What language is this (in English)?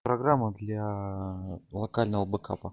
Russian